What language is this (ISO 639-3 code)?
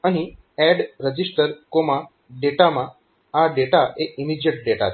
guj